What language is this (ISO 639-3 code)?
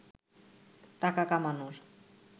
ben